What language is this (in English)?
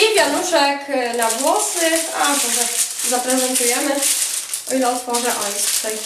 Polish